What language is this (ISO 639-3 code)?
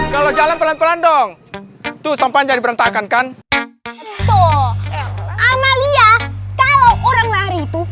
ind